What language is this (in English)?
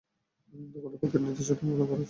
Bangla